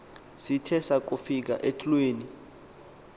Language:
Xhosa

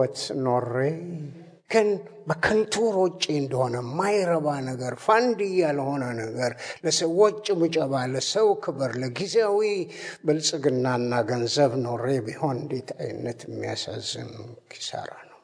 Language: Amharic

